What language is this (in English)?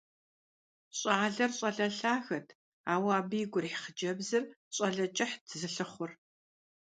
Kabardian